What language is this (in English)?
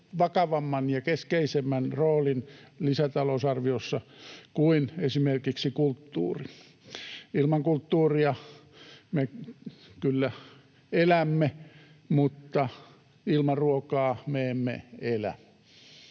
Finnish